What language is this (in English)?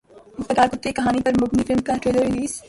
Urdu